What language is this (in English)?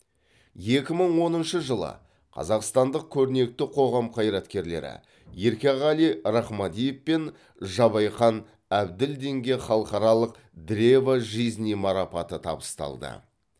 Kazakh